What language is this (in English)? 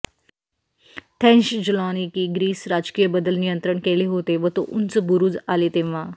Marathi